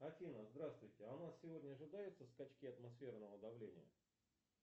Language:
Russian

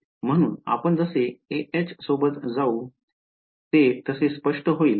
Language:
Marathi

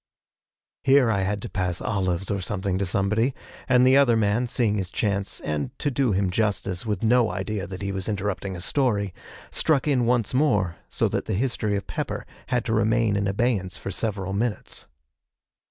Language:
English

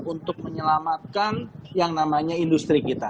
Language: Indonesian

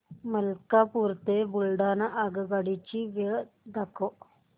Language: Marathi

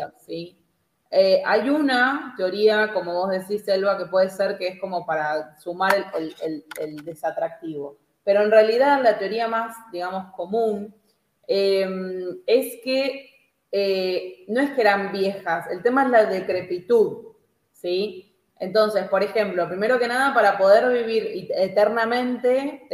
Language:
Spanish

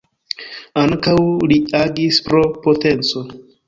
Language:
Esperanto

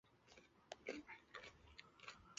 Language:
Chinese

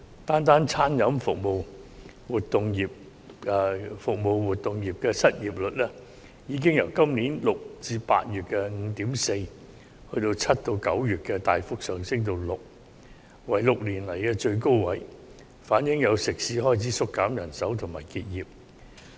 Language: Cantonese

